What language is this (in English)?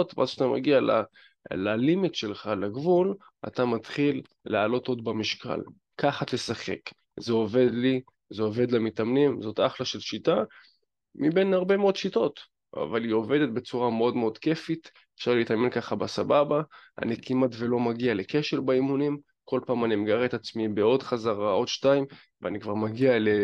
Hebrew